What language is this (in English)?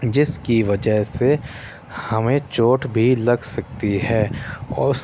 Urdu